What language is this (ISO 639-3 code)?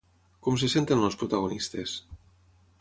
cat